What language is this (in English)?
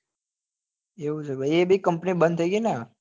Gujarati